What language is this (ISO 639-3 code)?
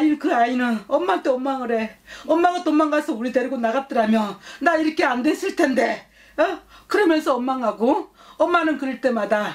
kor